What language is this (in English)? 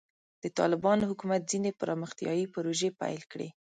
Pashto